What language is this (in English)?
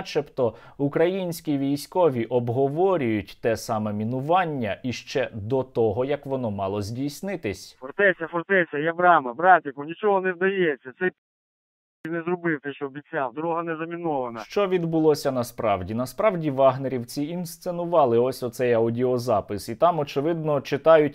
Ukrainian